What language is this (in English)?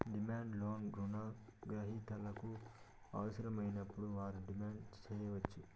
Telugu